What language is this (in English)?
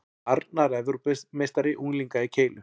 Icelandic